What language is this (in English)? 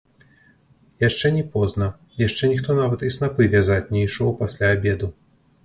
Belarusian